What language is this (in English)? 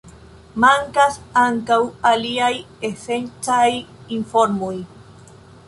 Esperanto